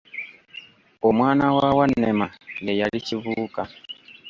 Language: Ganda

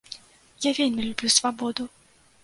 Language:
Belarusian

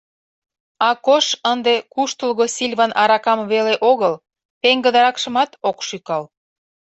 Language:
Mari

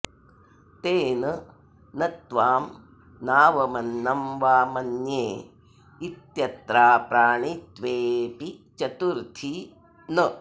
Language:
Sanskrit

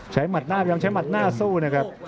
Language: Thai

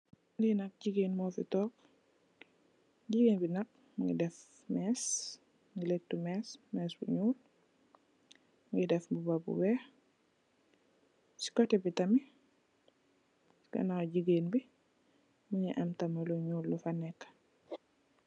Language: Wolof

